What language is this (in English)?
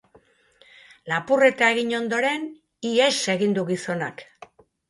Basque